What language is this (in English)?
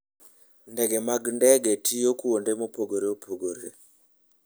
Luo (Kenya and Tanzania)